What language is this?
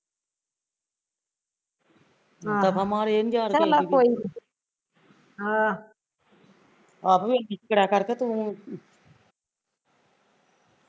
Punjabi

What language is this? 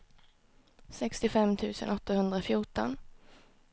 Swedish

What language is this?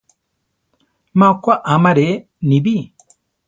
Central Tarahumara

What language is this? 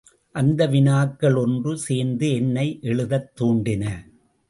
Tamil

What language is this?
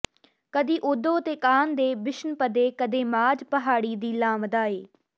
Punjabi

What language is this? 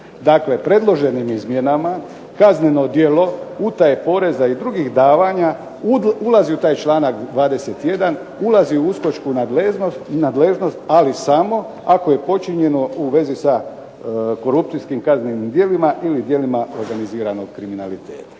Croatian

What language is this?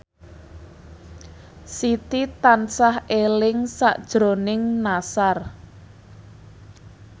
Javanese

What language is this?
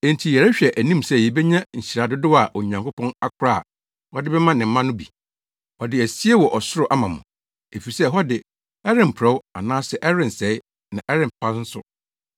Akan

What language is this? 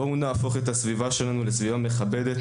Hebrew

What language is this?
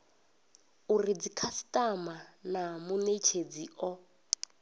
Venda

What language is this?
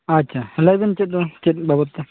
Santali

